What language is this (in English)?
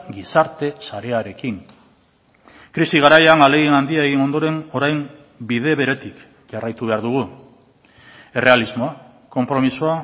Basque